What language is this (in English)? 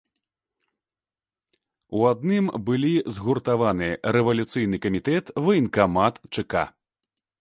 Belarusian